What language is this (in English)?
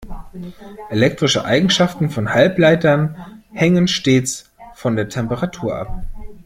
German